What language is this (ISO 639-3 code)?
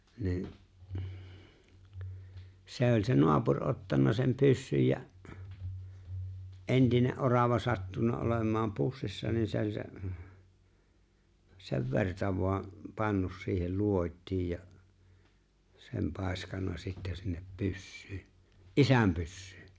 fin